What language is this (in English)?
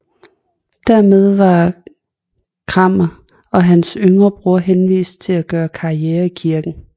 Danish